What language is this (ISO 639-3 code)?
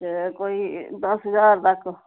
doi